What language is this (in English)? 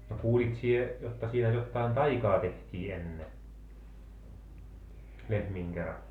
Finnish